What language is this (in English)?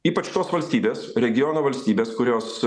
Lithuanian